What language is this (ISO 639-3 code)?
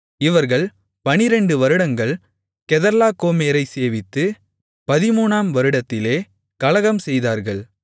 tam